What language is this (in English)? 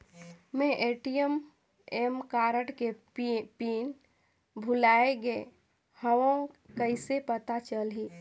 Chhattisgarhi